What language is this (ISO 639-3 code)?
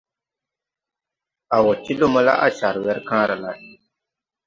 tui